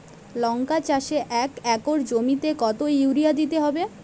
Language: Bangla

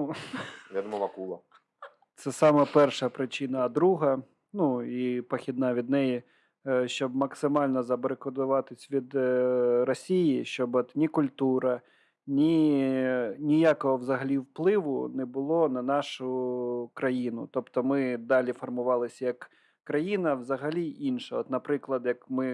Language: Ukrainian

